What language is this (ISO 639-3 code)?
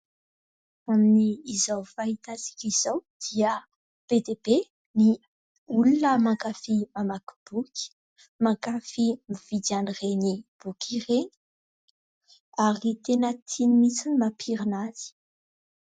mlg